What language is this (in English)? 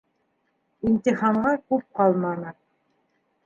Bashkir